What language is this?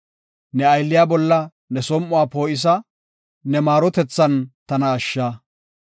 Gofa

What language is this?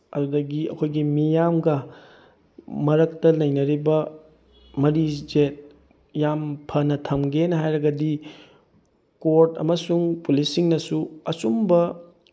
Manipuri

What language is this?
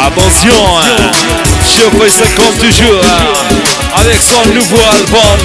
Arabic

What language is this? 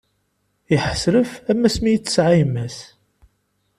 Kabyle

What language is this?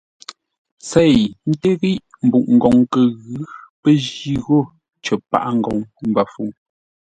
Ngombale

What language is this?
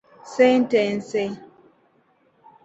Ganda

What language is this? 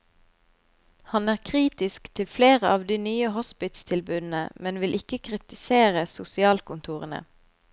Norwegian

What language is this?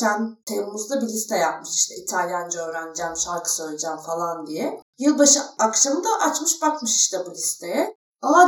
Turkish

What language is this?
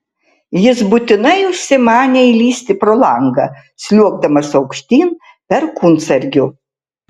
Lithuanian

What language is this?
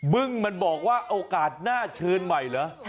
Thai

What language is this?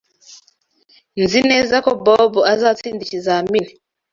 Kinyarwanda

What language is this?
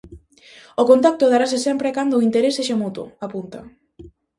Galician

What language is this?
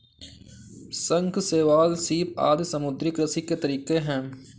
Hindi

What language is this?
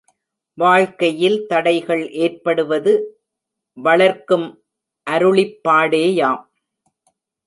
Tamil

